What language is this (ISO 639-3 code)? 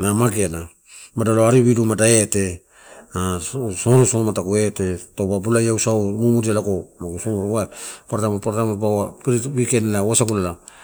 ttu